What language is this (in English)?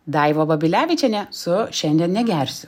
Lithuanian